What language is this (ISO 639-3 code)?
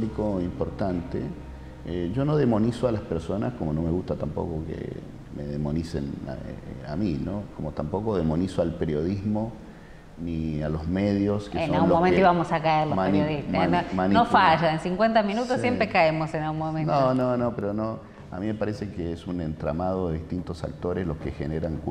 spa